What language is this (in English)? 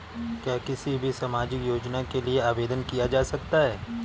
Hindi